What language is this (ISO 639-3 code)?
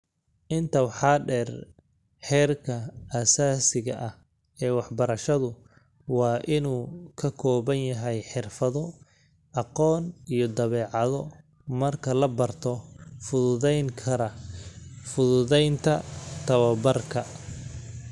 som